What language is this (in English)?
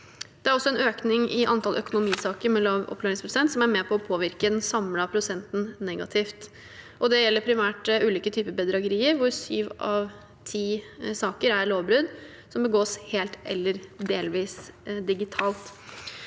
Norwegian